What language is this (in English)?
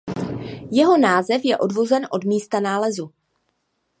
Czech